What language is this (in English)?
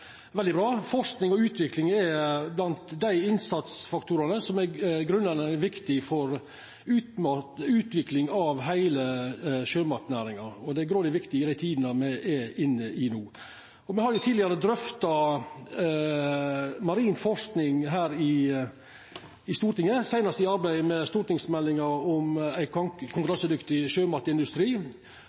Norwegian Nynorsk